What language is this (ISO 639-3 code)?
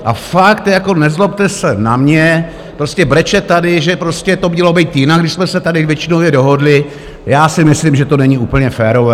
ces